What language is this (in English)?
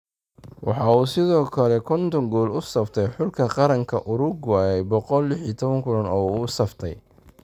Somali